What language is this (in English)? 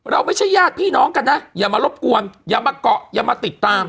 Thai